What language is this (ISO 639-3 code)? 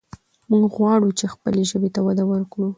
pus